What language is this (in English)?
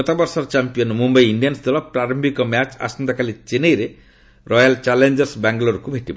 Odia